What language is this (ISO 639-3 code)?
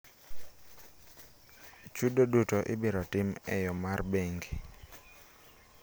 luo